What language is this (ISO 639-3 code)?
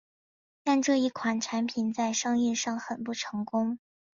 zho